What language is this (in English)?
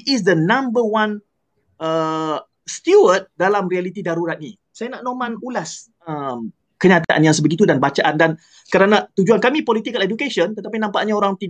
Malay